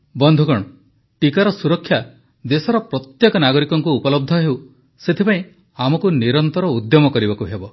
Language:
Odia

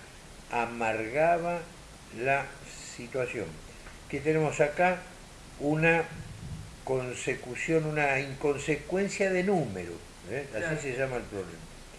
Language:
Spanish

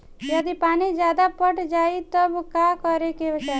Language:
Bhojpuri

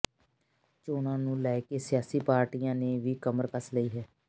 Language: Punjabi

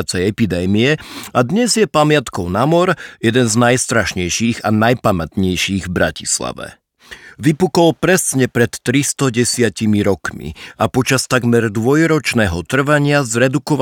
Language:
Slovak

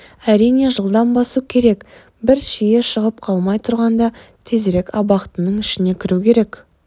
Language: Kazakh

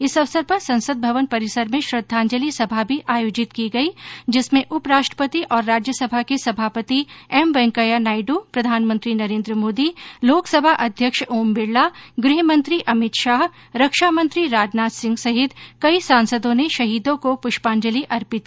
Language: Hindi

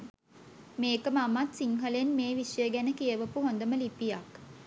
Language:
Sinhala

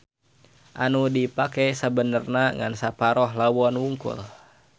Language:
Sundanese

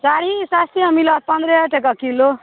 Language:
Maithili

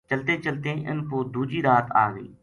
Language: Gujari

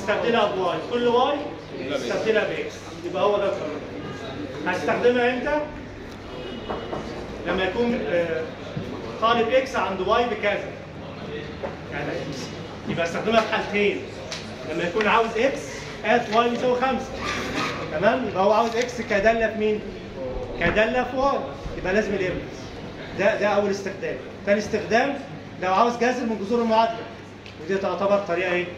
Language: Arabic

